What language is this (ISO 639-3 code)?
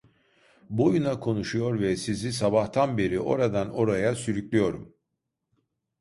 tur